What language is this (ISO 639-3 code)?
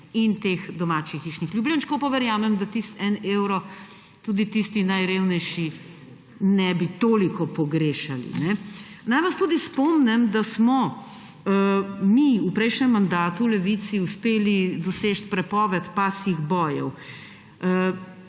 slv